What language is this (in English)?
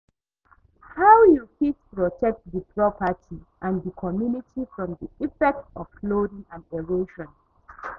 Nigerian Pidgin